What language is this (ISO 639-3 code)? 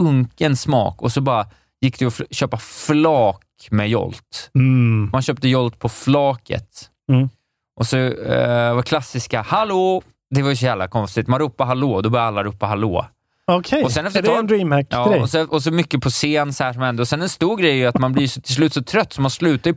swe